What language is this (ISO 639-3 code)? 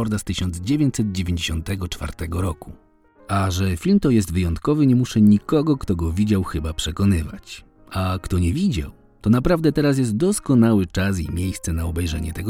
pol